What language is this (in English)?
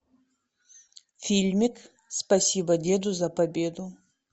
Russian